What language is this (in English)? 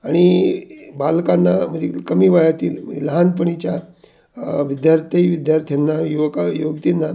Marathi